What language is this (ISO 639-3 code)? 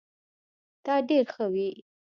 pus